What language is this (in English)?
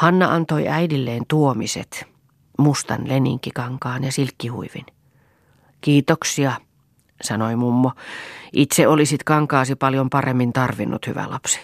Finnish